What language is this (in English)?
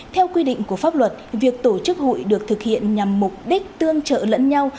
Vietnamese